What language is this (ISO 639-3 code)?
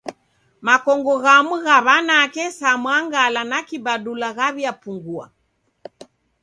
dav